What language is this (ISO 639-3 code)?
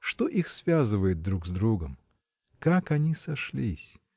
rus